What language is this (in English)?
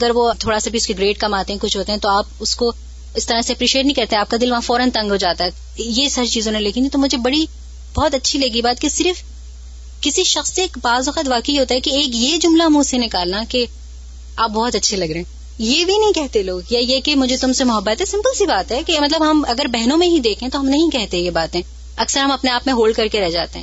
Urdu